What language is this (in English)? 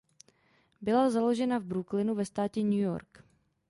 Czech